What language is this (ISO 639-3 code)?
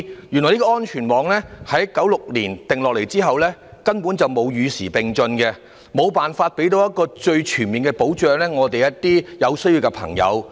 yue